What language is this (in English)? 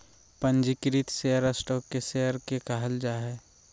Magahi